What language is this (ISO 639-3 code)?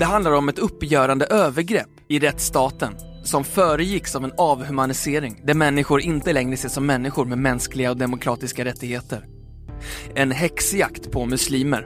swe